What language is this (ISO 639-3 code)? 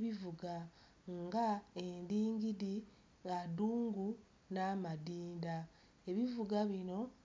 lug